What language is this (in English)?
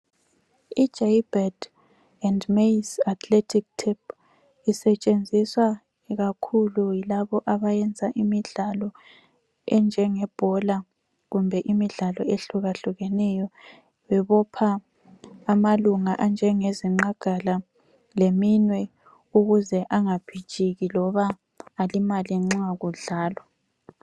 North Ndebele